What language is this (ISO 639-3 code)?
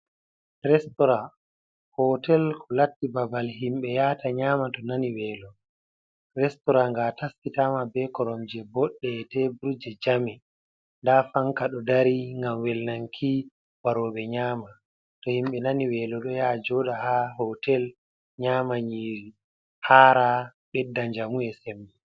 ful